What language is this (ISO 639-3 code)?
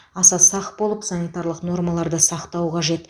kaz